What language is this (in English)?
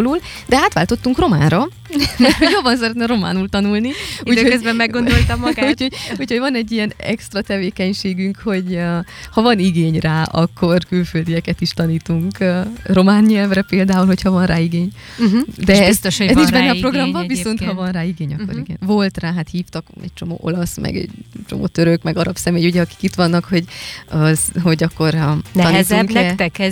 Hungarian